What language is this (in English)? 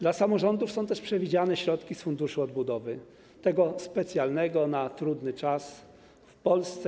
Polish